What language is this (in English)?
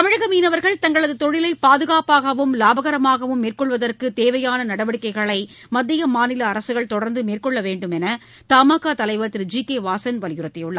Tamil